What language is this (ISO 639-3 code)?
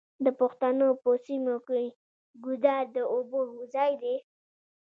pus